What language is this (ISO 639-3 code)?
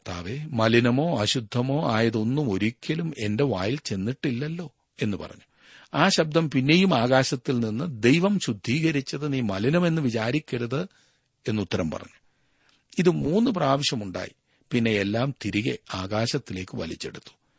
mal